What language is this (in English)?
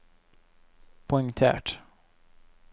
Norwegian